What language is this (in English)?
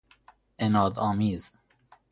Persian